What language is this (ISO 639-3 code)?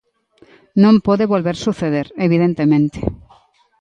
glg